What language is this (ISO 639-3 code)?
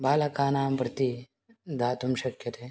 san